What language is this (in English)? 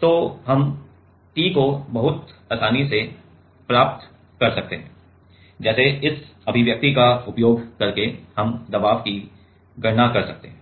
Hindi